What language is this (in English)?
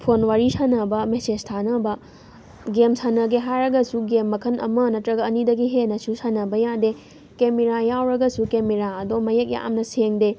Manipuri